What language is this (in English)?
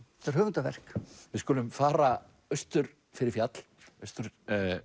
Icelandic